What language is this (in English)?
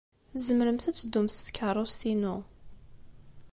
Kabyle